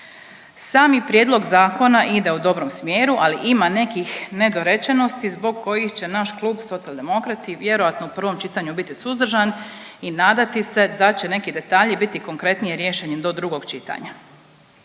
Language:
Croatian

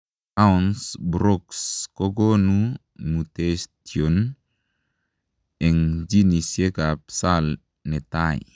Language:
Kalenjin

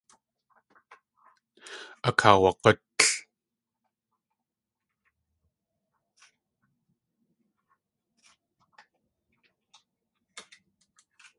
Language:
Tlingit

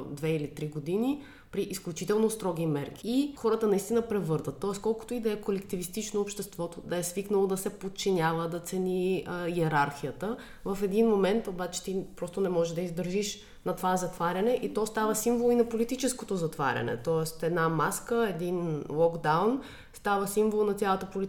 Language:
Bulgarian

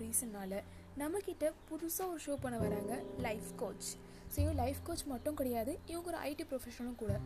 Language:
Tamil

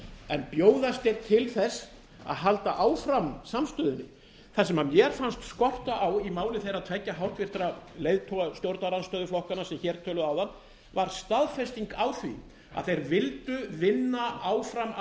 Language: Icelandic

